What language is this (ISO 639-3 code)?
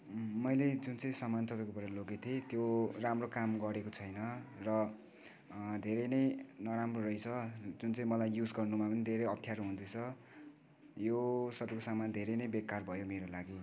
nep